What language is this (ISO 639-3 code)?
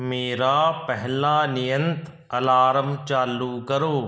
pan